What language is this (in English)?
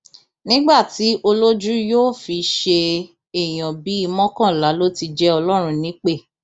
Yoruba